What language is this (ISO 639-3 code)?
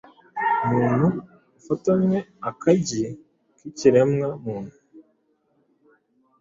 kin